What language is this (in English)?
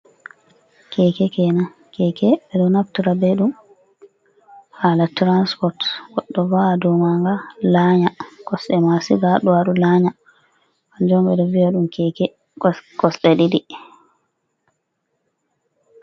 Fula